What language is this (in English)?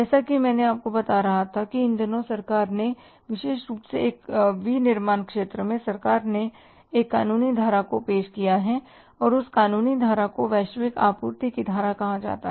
Hindi